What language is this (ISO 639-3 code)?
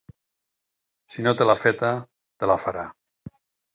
cat